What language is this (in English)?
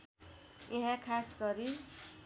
Nepali